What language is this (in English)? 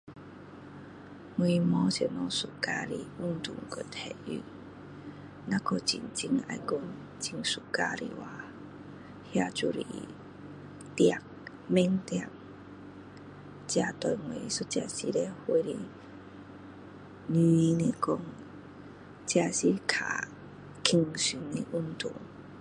Min Dong Chinese